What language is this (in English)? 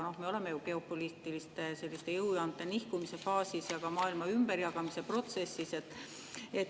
Estonian